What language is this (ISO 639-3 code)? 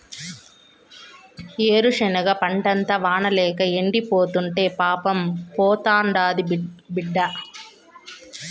tel